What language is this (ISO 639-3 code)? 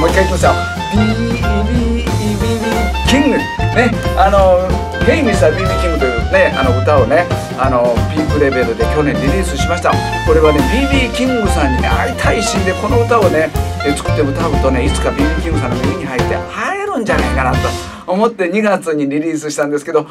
jpn